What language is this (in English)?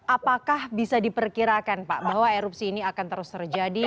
Indonesian